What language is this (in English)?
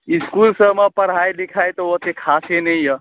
Maithili